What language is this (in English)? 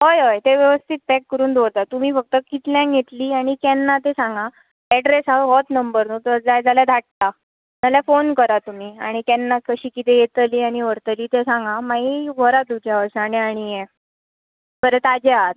Konkani